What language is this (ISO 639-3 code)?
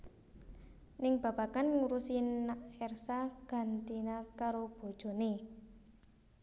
jav